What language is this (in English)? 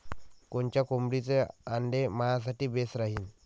Marathi